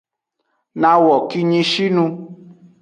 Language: Aja (Benin)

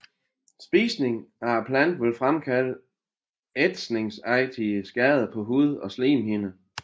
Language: Danish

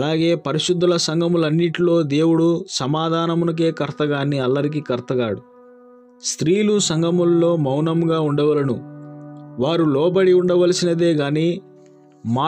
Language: Telugu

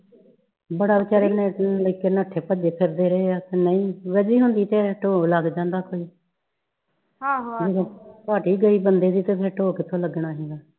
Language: Punjabi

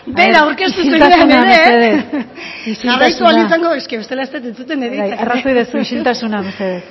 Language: Basque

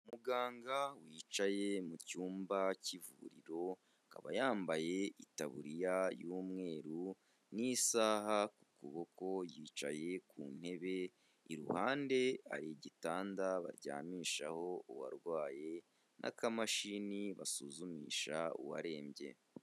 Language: Kinyarwanda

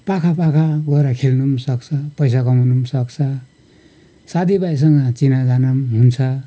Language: Nepali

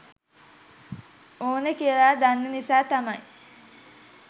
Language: Sinhala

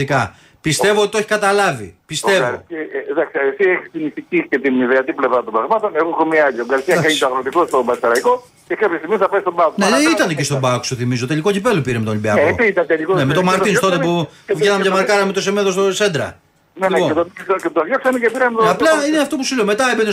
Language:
Greek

